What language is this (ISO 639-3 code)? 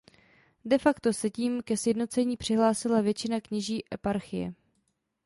ces